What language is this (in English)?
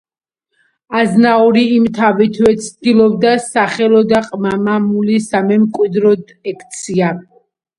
Georgian